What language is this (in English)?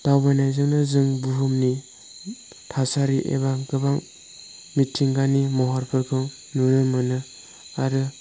Bodo